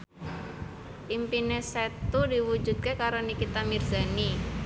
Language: Javanese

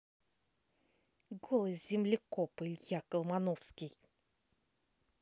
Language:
Russian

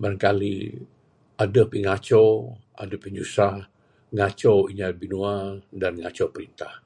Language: Bukar-Sadung Bidayuh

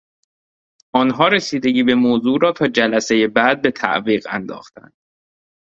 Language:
Persian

